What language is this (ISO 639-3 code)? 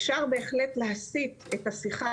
heb